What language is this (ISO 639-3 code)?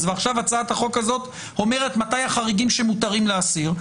heb